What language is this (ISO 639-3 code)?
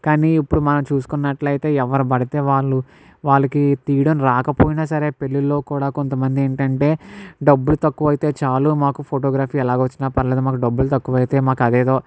tel